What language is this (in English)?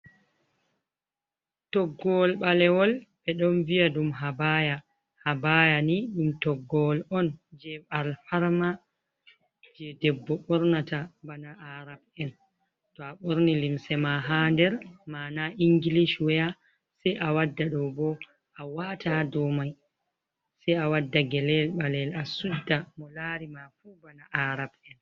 Fula